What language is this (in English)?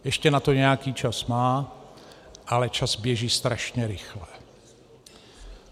Czech